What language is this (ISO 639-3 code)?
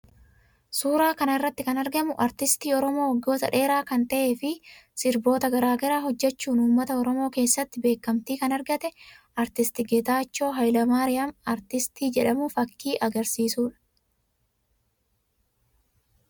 orm